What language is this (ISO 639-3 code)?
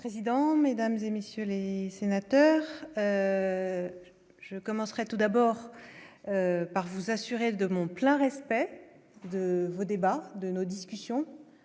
fra